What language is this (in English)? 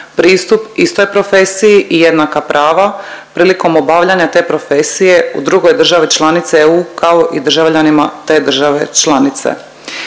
Croatian